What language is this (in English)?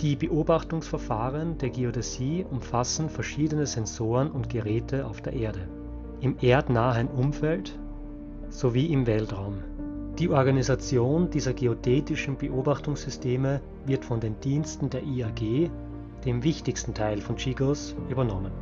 German